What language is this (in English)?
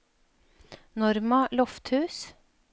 Norwegian